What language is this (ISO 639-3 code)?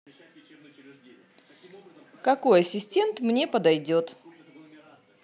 rus